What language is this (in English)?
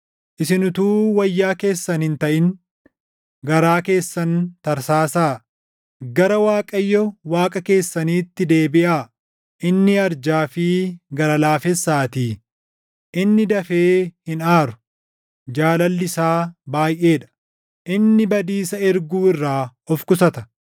Oromo